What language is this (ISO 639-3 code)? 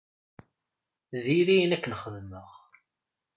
kab